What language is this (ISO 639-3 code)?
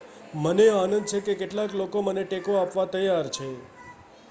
guj